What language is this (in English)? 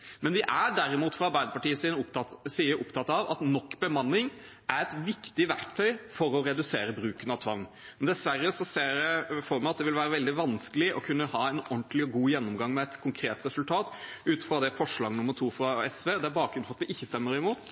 Norwegian Bokmål